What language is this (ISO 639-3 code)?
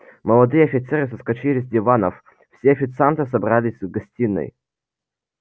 rus